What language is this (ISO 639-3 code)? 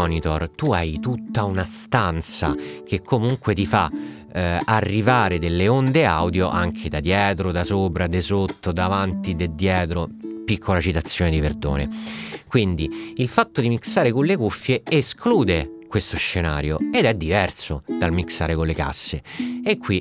ita